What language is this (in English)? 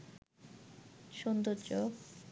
Bangla